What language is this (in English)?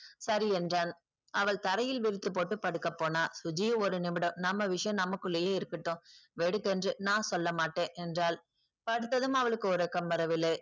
Tamil